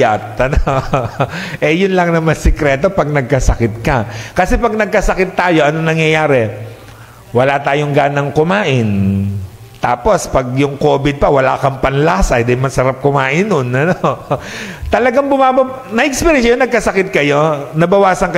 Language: Filipino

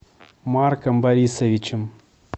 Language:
Russian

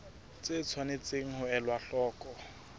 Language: Southern Sotho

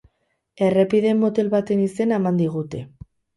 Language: Basque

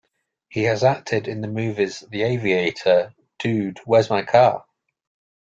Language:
English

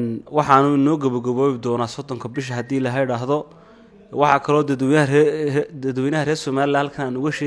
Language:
Arabic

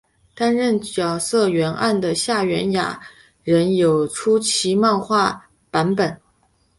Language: Chinese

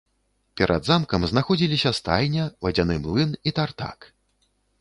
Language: Belarusian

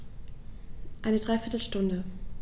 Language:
German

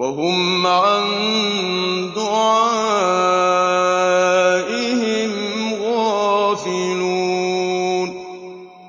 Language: Arabic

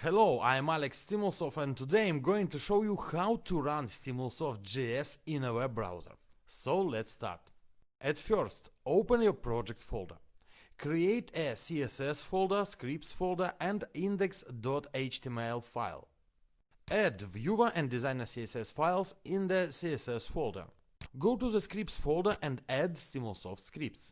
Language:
English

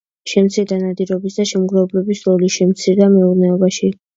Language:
Georgian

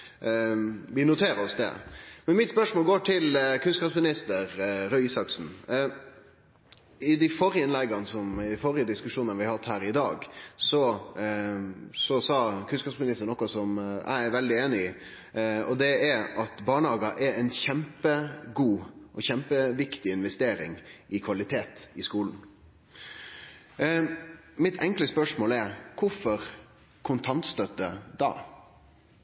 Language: Norwegian Nynorsk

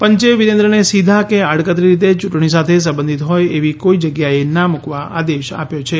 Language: Gujarati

